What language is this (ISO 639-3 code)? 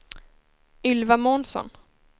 swe